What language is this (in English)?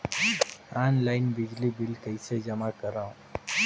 Chhattisgarhi